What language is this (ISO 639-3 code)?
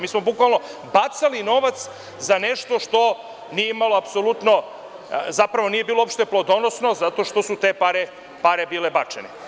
srp